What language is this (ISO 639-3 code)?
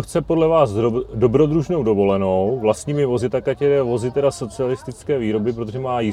ces